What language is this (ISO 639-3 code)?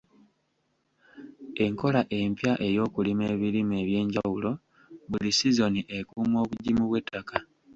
lug